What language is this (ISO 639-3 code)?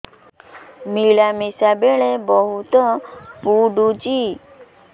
ori